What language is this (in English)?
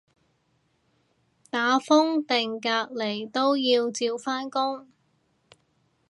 Cantonese